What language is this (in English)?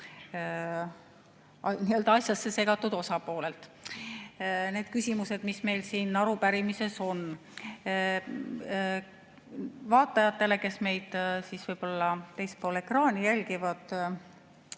Estonian